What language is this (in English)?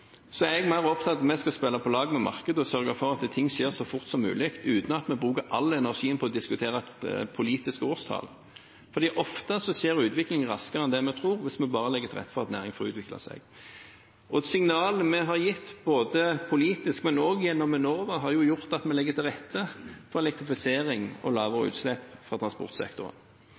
Norwegian Bokmål